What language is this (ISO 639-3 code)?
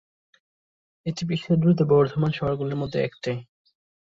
ben